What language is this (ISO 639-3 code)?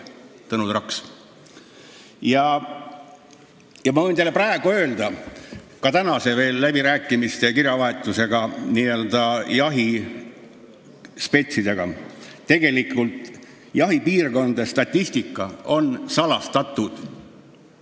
est